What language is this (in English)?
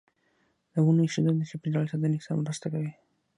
Pashto